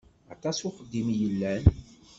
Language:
Kabyle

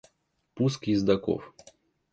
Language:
Russian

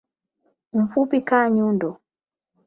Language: Swahili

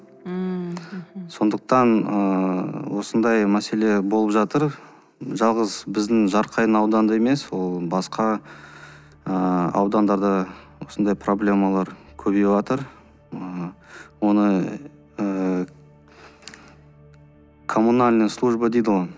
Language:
Kazakh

